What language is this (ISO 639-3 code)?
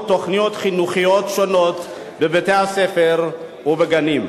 heb